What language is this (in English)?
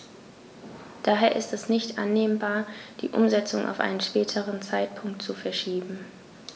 German